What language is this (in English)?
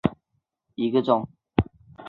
Chinese